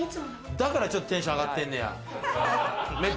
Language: Japanese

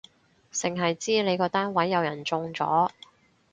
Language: Cantonese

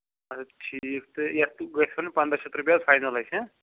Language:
Kashmiri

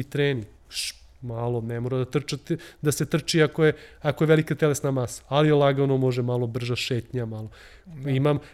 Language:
Croatian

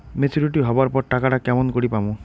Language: Bangla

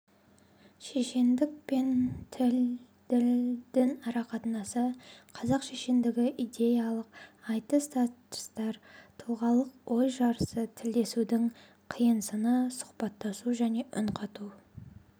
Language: Kazakh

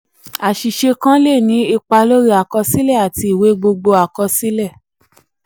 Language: Yoruba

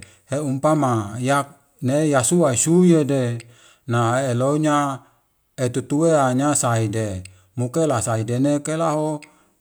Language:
Wemale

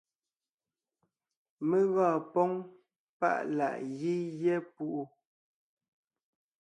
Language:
Ngiemboon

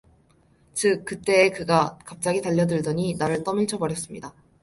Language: Korean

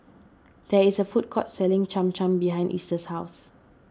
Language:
English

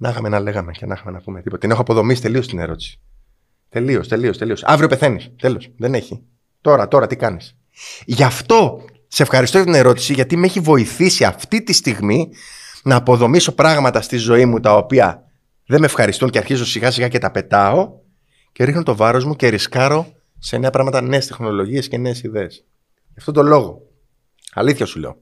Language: Greek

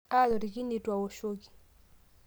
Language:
Masai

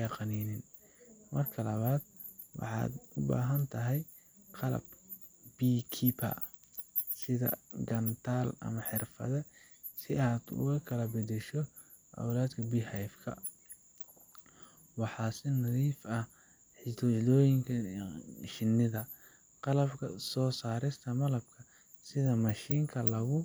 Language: Somali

